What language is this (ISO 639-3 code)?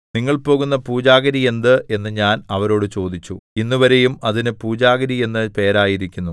mal